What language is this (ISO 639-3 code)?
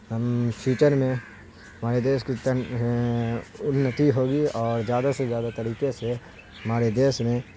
urd